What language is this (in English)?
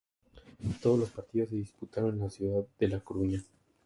Spanish